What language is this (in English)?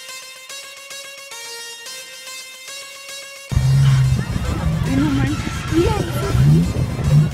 Spanish